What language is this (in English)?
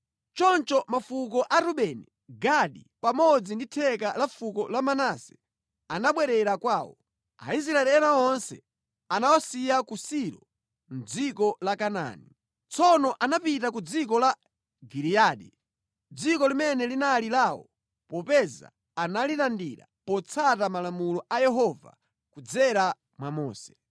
Nyanja